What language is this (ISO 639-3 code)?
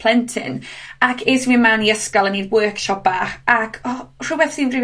cym